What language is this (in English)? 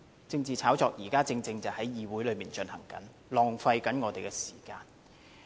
Cantonese